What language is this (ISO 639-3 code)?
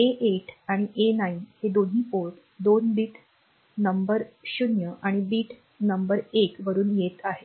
mar